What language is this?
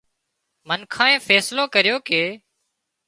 Wadiyara Koli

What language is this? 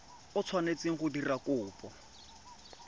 Tswana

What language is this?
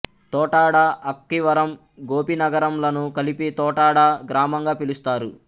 Telugu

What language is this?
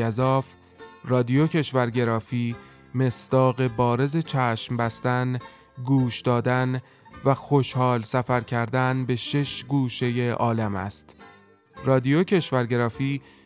Persian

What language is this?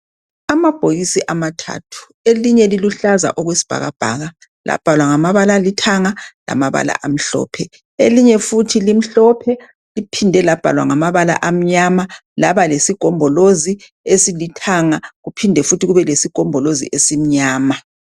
North Ndebele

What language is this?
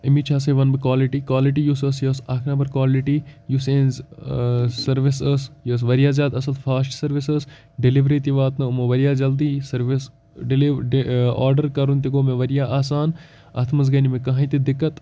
Kashmiri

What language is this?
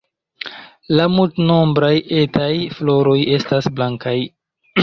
Esperanto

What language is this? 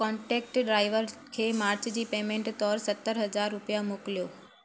Sindhi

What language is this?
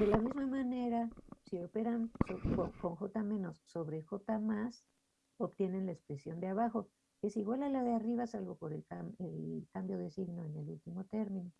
Spanish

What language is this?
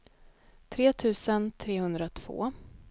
Swedish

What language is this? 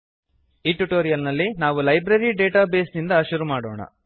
Kannada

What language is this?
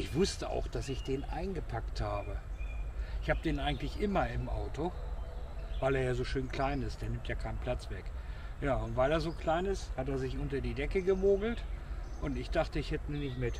German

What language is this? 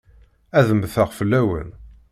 Kabyle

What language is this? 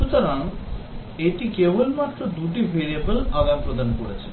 Bangla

